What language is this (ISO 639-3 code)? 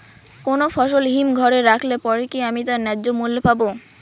ben